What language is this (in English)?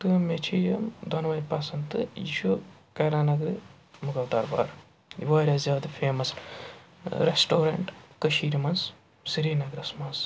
Kashmiri